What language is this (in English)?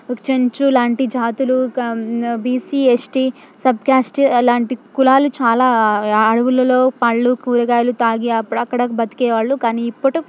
Telugu